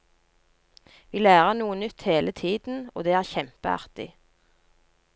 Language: Norwegian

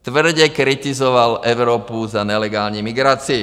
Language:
Czech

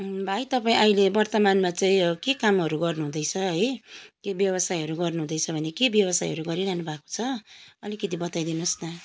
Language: Nepali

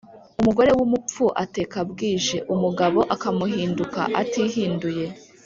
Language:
Kinyarwanda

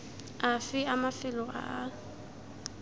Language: Tswana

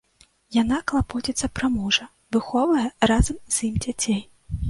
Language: Belarusian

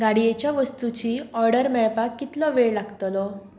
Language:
Konkani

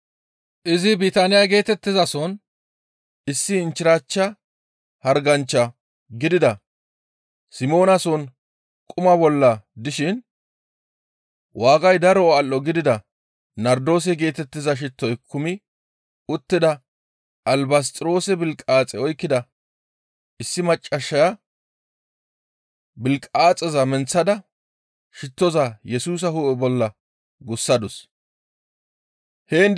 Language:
Gamo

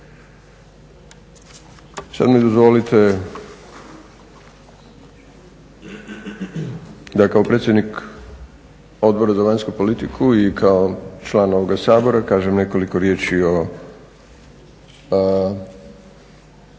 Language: Croatian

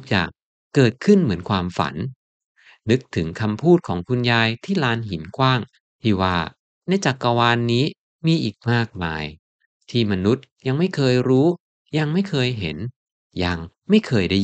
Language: Thai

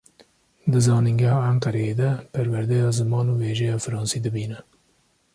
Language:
Kurdish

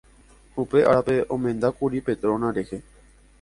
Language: Guarani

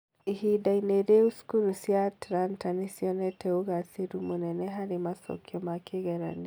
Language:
Kikuyu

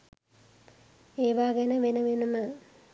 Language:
Sinhala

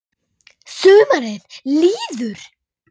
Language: Icelandic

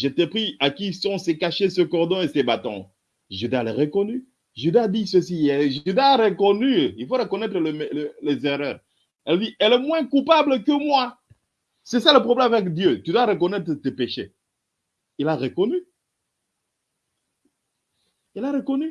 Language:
French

